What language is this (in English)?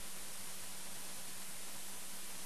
Hebrew